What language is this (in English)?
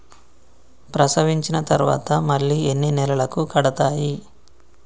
Telugu